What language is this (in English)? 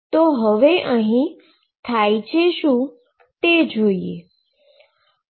Gujarati